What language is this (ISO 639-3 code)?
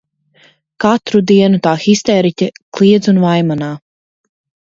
lav